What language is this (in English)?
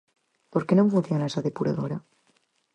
Galician